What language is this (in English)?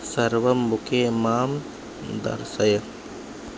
Sanskrit